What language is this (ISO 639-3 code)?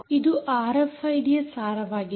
kan